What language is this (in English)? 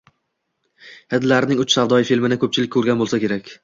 Uzbek